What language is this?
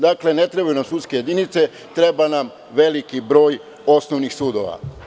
Serbian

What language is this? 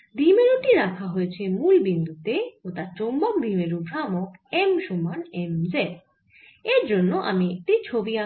Bangla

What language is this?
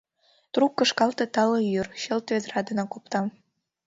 Mari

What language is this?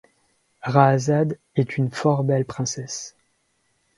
French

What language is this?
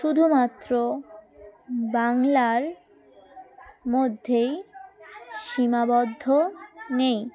Bangla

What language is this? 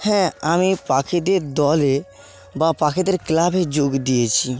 Bangla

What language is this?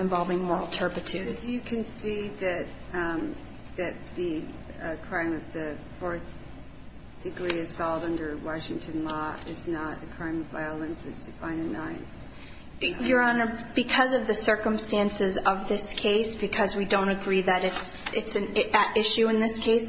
English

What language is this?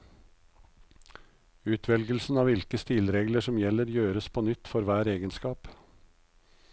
Norwegian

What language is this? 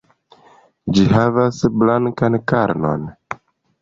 Esperanto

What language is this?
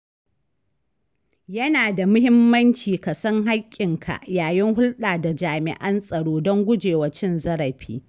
Hausa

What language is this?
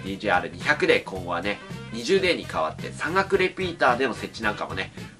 Japanese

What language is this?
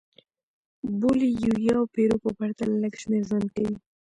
Pashto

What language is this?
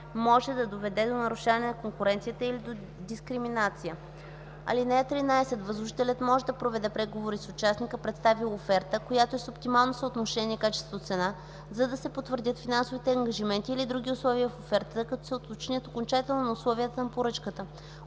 Bulgarian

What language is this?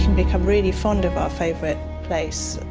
English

